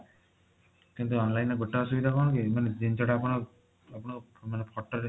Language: Odia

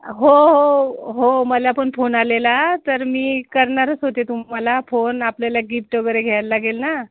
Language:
Marathi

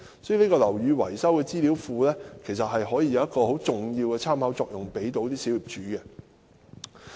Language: Cantonese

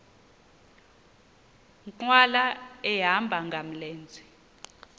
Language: Xhosa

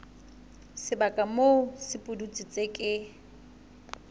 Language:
Southern Sotho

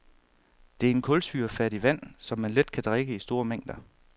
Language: Danish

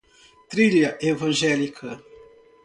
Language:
Portuguese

